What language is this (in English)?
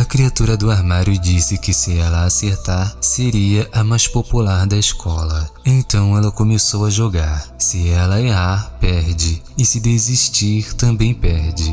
Portuguese